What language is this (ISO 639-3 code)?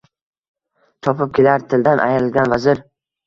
uzb